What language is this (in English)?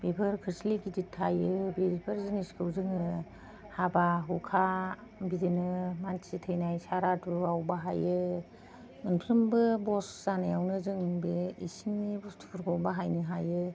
Bodo